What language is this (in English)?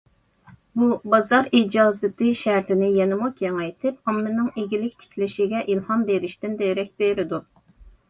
Uyghur